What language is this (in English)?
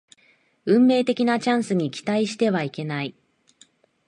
Japanese